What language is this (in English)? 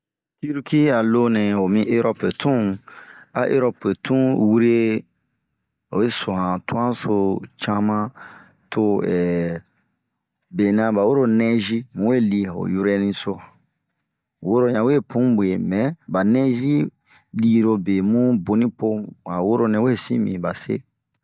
Bomu